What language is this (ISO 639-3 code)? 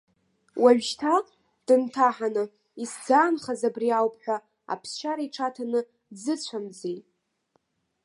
abk